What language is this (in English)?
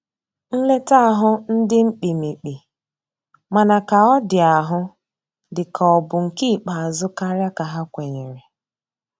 Igbo